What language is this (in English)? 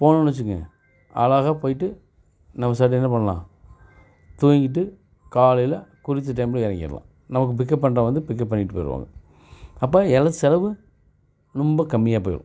Tamil